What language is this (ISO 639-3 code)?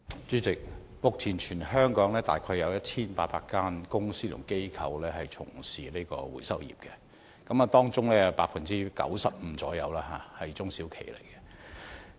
yue